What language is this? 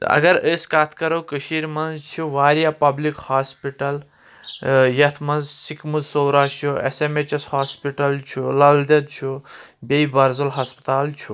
Kashmiri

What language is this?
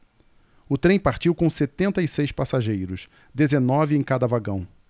Portuguese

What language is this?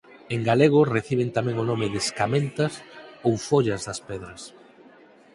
Galician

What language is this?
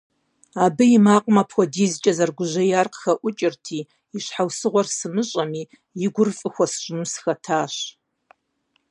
Kabardian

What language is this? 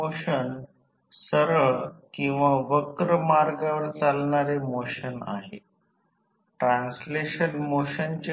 Marathi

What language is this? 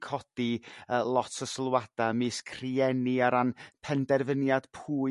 Welsh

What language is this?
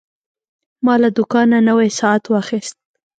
Pashto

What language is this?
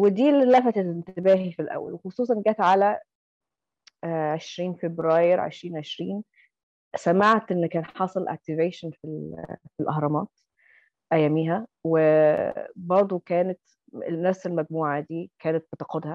Arabic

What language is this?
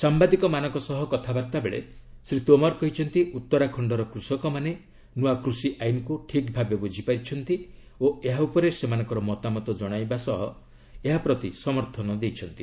Odia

